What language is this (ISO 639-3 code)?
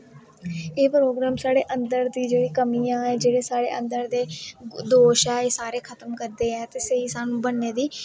doi